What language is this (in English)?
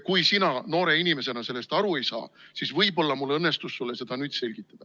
Estonian